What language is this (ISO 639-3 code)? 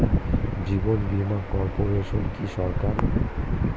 ben